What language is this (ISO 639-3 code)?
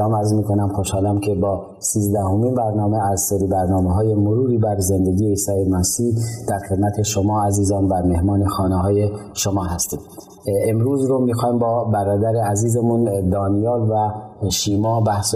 fas